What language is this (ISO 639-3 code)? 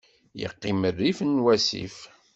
kab